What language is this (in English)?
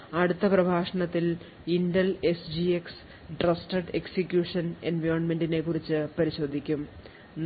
Malayalam